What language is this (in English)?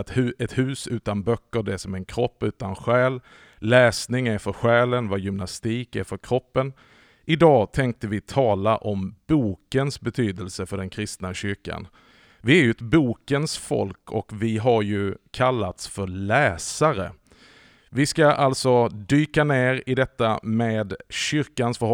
Swedish